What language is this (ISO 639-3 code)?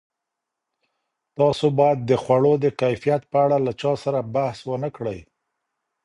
pus